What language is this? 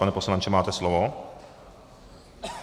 Czech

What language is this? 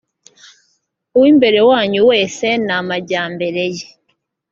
Kinyarwanda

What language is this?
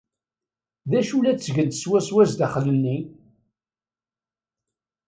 Kabyle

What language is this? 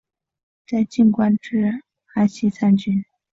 Chinese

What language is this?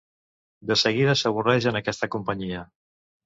Catalan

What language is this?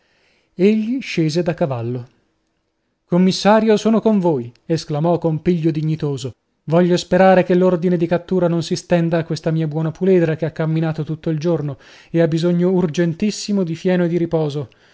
Italian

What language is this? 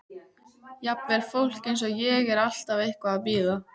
Icelandic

